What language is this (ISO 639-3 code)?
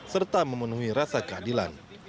ind